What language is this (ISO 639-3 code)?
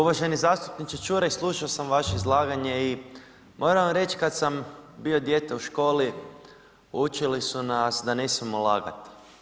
hrv